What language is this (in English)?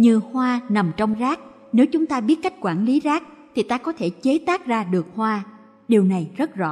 Vietnamese